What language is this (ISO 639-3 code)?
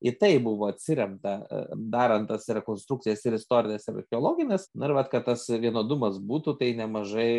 lit